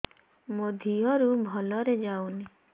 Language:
Odia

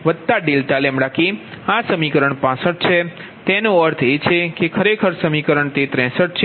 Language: Gujarati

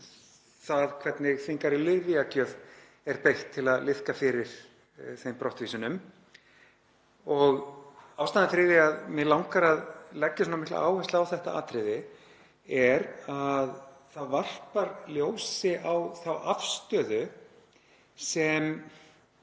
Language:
Icelandic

